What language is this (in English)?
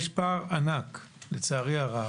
Hebrew